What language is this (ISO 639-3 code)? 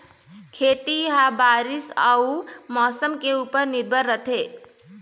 hne